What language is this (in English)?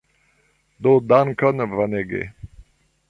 Esperanto